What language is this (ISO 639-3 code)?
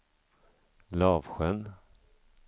swe